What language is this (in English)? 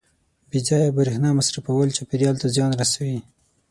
Pashto